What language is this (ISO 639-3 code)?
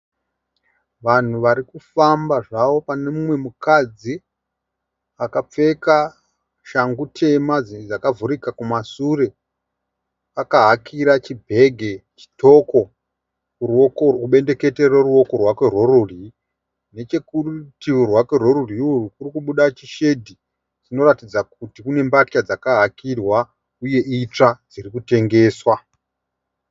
sna